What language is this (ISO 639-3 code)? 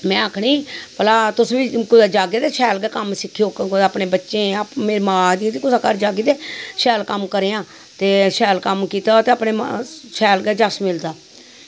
doi